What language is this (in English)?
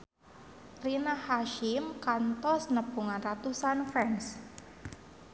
Sundanese